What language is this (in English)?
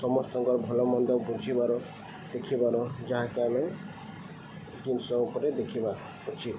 Odia